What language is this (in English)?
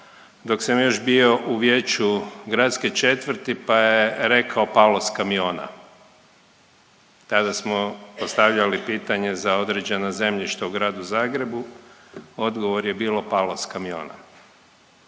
Croatian